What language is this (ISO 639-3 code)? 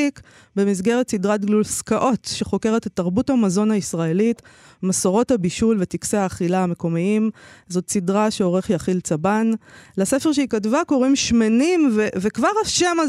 heb